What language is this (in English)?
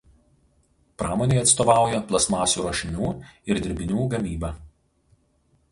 Lithuanian